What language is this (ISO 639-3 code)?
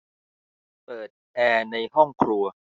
tha